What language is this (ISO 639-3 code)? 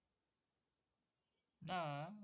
ben